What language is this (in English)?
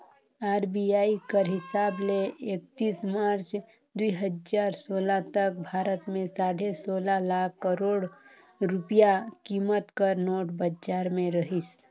Chhattisgarhi